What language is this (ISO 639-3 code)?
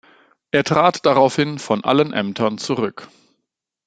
deu